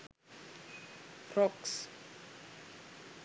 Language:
Sinhala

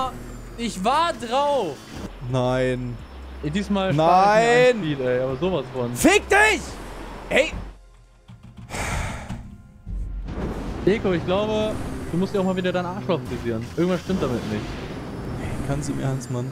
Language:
German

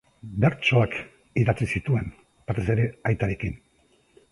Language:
Basque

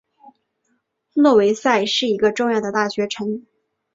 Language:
Chinese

